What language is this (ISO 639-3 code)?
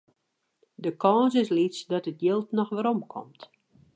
fry